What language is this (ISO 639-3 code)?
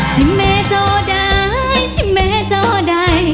tha